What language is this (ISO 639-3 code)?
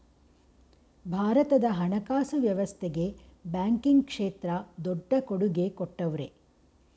kan